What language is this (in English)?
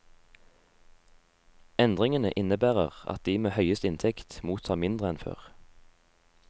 Norwegian